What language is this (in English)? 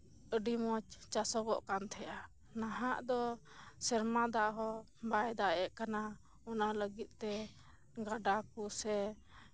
Santali